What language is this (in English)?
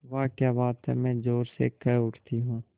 Hindi